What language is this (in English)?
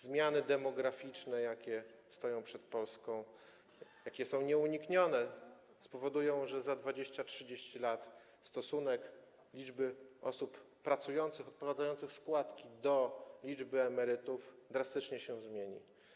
Polish